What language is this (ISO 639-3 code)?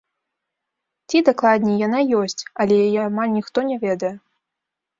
bel